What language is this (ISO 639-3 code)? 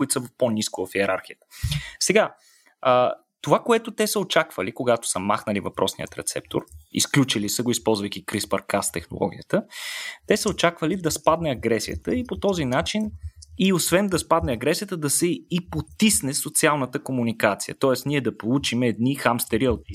bul